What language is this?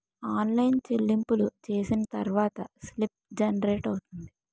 Telugu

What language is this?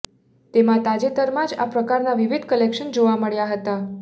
Gujarati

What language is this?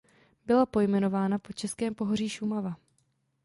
Czech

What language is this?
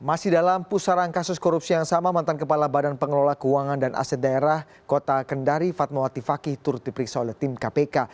Indonesian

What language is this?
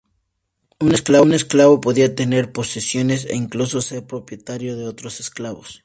Spanish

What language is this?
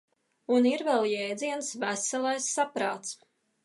Latvian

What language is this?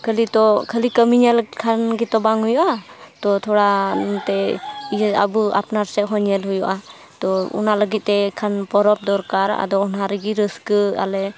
Santali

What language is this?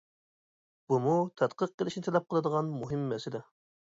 Uyghur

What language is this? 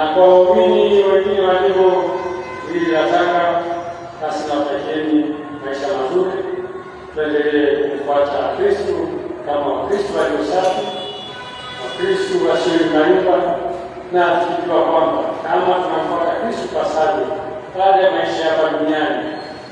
Swahili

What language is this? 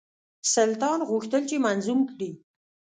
Pashto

